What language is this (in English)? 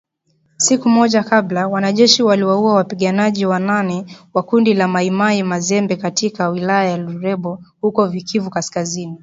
Swahili